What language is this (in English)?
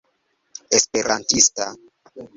Esperanto